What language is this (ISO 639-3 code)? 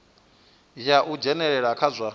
ven